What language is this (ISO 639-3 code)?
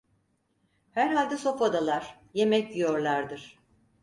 tur